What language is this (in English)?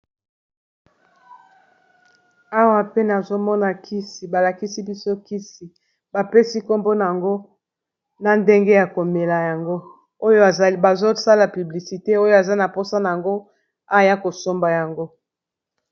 Lingala